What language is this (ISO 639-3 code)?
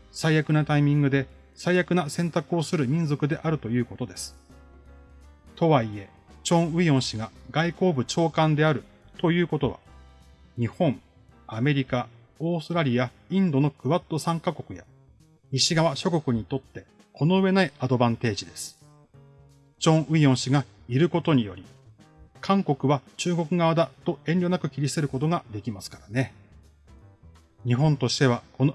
jpn